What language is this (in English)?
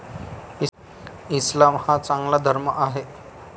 Marathi